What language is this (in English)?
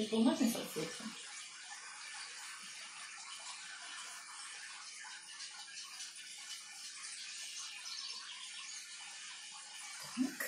Russian